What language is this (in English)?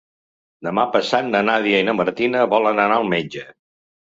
Catalan